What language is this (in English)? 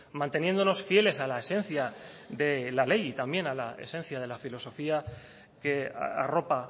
Spanish